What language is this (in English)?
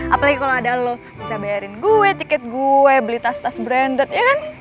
Indonesian